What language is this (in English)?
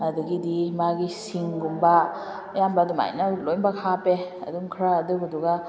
Manipuri